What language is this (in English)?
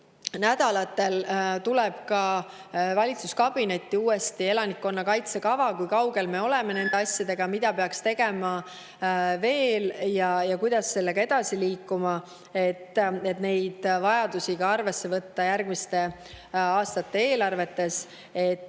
Estonian